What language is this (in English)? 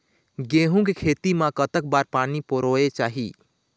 Chhattisgarhi